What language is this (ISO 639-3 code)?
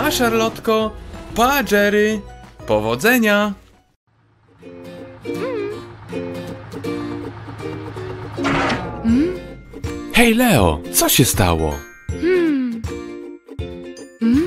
pol